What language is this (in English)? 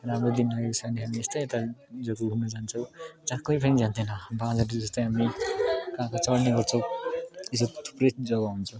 Nepali